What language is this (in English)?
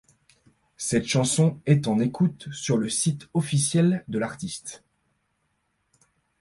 French